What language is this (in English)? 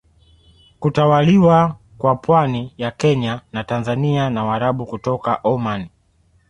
Swahili